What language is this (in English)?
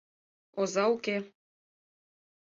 Mari